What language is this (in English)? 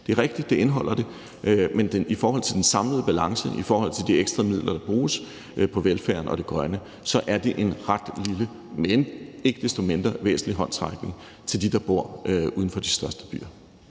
Danish